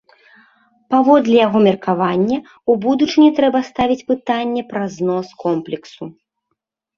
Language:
Belarusian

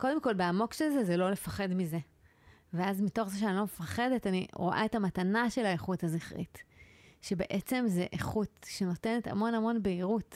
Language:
Hebrew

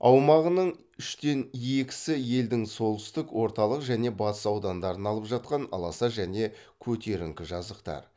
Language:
Kazakh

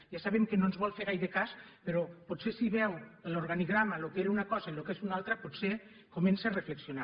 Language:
Catalan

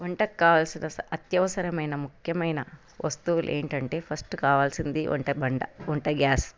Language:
Telugu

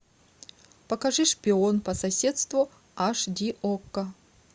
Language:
Russian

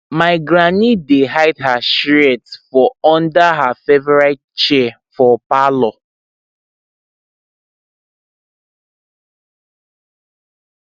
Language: Nigerian Pidgin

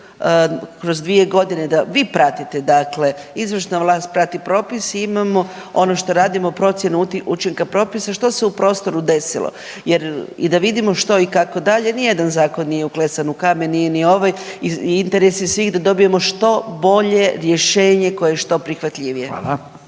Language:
Croatian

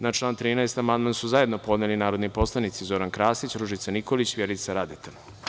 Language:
Serbian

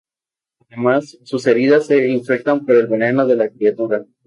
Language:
Spanish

